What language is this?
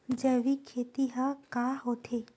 Chhattisgarhi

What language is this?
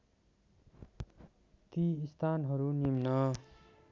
Nepali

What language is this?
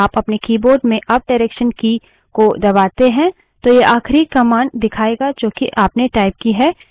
Hindi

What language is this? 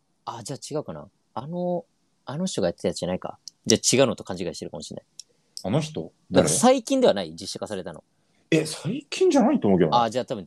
Japanese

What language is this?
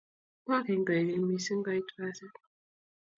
Kalenjin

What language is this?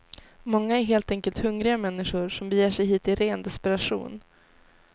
Swedish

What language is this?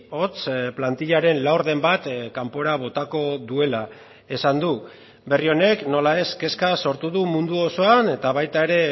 Basque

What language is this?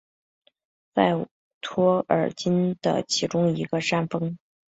Chinese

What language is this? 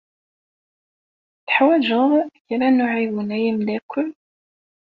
Kabyle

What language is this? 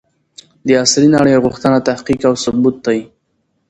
Pashto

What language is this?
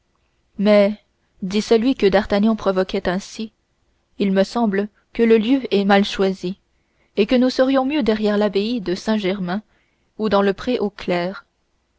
French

